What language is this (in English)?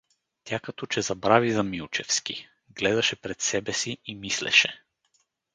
Bulgarian